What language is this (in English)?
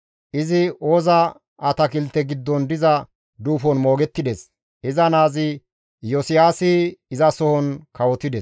Gamo